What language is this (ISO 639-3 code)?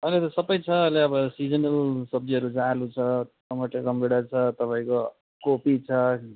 nep